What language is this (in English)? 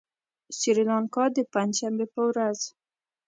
Pashto